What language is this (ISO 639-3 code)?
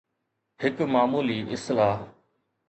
snd